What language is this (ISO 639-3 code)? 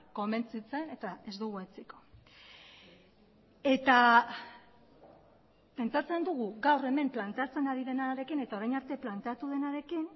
eus